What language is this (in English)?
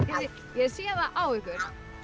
Icelandic